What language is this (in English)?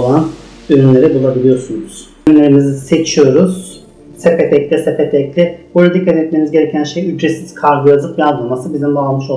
Turkish